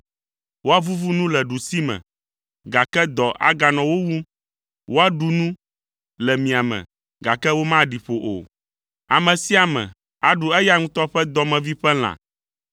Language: Ewe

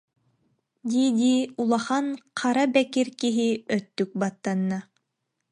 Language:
Yakut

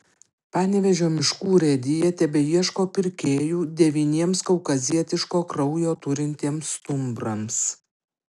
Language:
Lithuanian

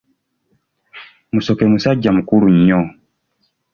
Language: Ganda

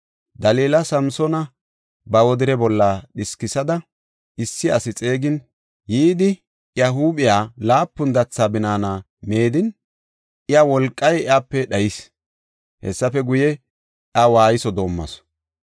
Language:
Gofa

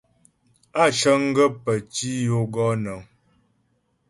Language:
Ghomala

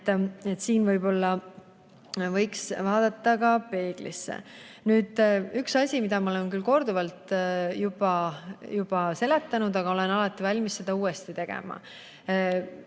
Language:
Estonian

